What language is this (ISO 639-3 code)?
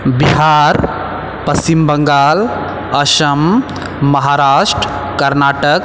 mai